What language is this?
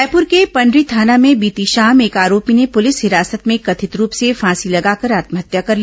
Hindi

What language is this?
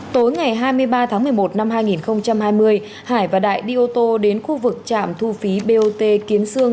Vietnamese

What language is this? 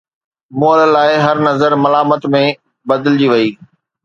Sindhi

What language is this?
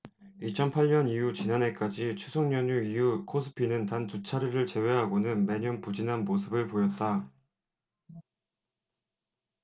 Korean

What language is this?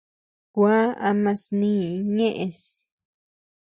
Tepeuxila Cuicatec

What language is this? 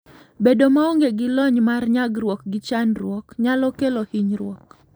Luo (Kenya and Tanzania)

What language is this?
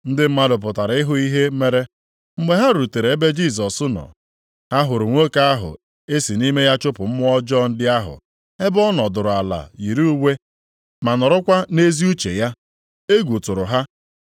Igbo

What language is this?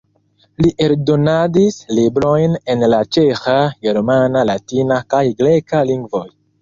Esperanto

